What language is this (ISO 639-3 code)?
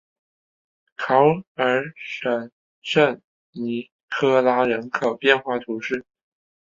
zho